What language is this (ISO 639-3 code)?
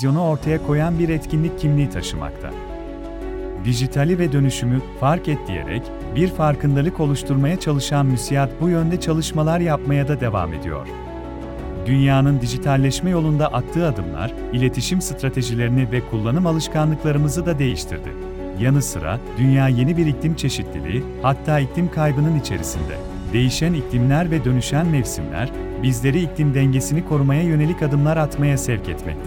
tur